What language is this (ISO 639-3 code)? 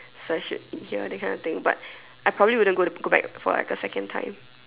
eng